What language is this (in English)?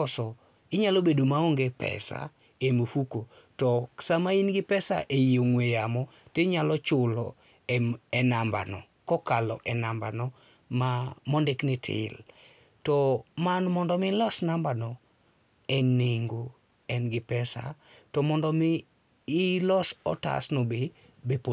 Luo (Kenya and Tanzania)